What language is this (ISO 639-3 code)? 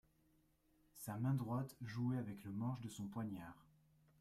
fra